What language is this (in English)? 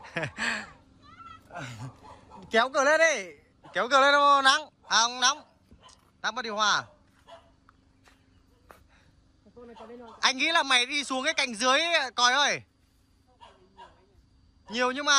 Vietnamese